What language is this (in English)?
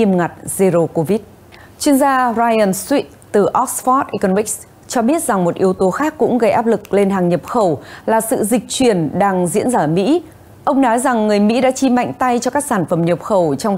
Vietnamese